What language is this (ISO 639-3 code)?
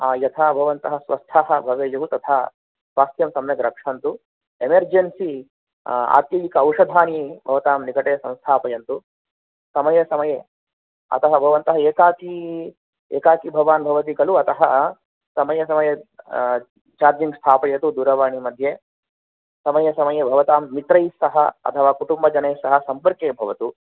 san